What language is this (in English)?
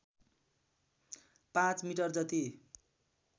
Nepali